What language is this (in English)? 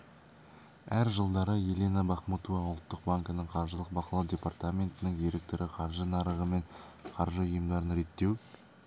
Kazakh